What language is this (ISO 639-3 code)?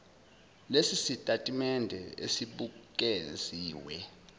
zul